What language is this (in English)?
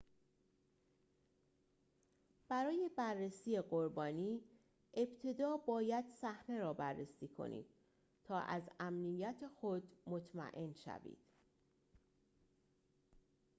Persian